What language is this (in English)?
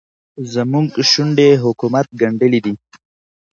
Pashto